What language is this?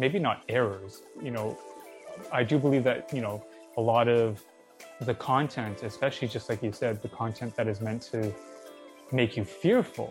English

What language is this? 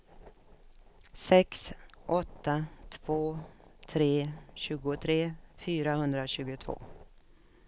Swedish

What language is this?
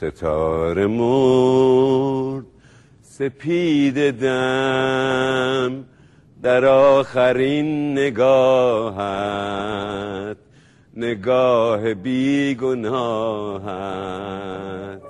Persian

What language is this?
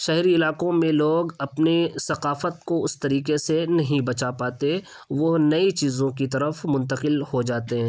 Urdu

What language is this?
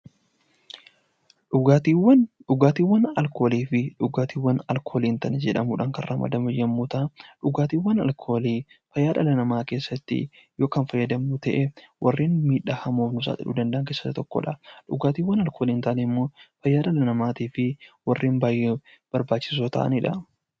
Oromo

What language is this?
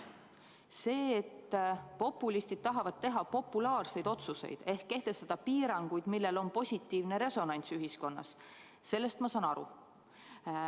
Estonian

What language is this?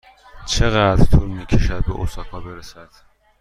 Persian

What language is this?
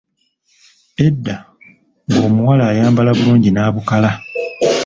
Ganda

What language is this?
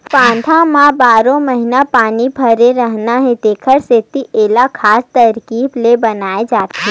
Chhattisgarhi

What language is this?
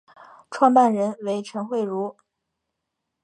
Chinese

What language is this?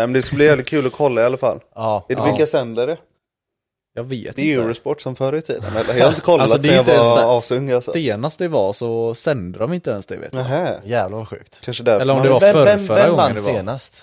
Swedish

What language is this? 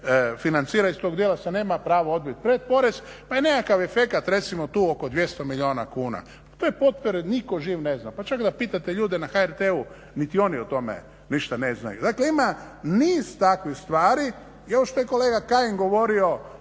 Croatian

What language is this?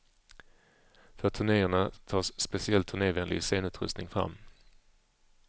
Swedish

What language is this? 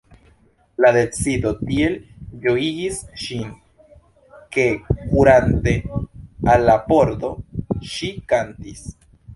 Esperanto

